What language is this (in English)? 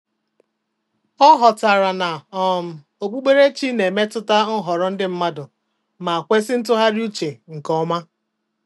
Igbo